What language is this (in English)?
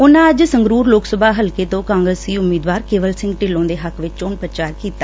Punjabi